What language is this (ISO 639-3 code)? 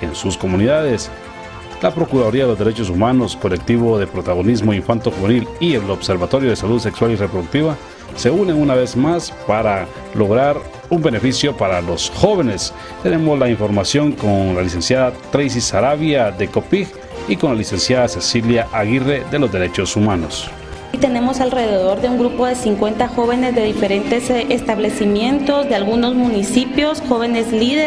spa